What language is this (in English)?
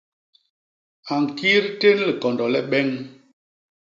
Basaa